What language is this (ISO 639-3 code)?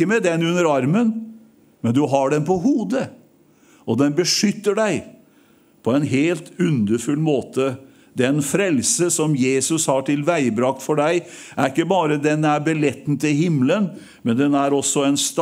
nor